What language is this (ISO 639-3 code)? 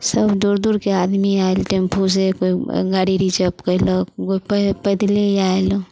mai